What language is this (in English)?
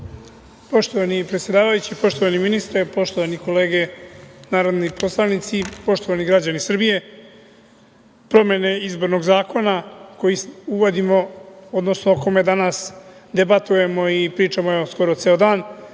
Serbian